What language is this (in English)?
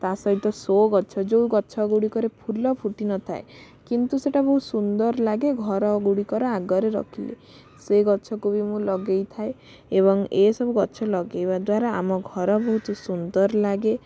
Odia